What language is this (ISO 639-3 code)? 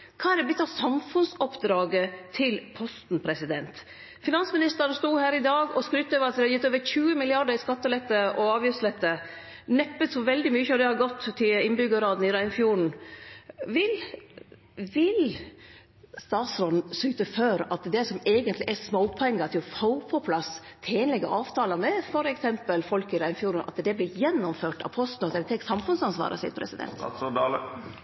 nno